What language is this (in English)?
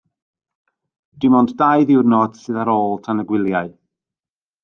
Welsh